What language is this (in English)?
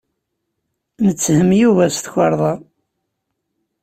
Kabyle